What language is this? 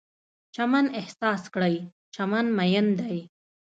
Pashto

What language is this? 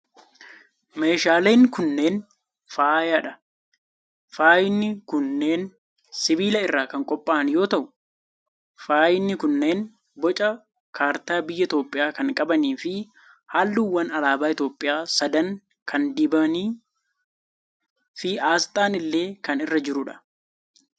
Oromo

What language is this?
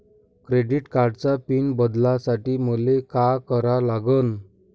Marathi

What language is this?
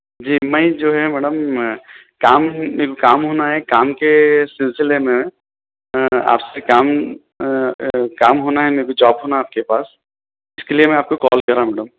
Urdu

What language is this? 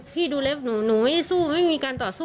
Thai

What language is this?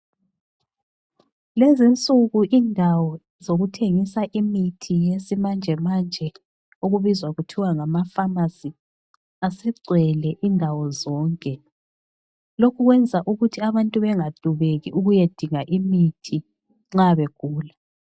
North Ndebele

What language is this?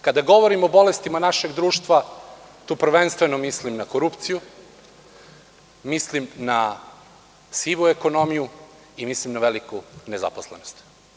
Serbian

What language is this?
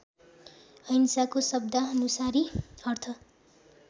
Nepali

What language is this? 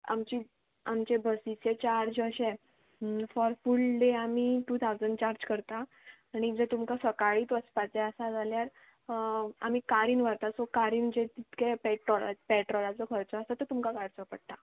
Konkani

